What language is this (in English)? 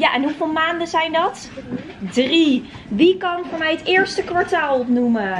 Dutch